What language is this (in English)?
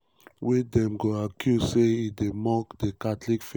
Nigerian Pidgin